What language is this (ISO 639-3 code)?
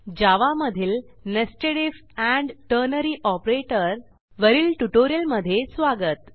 mar